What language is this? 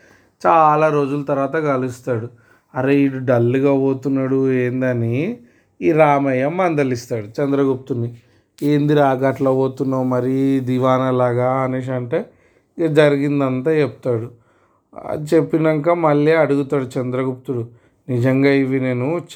Telugu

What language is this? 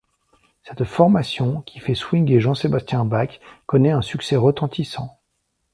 French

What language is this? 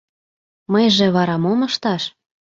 Mari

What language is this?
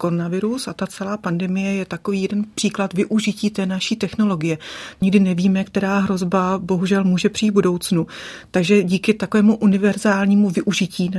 Czech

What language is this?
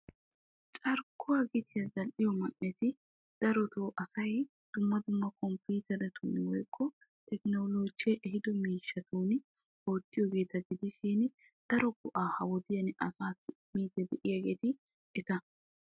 Wolaytta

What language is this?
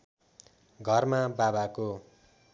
Nepali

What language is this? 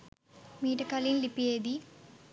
Sinhala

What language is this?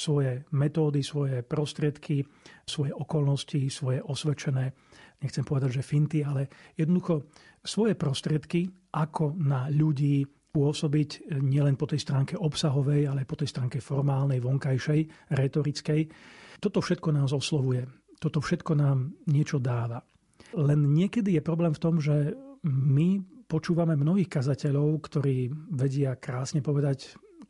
Slovak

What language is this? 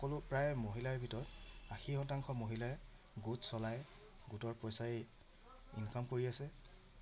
Assamese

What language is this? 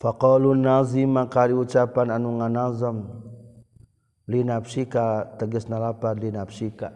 Malay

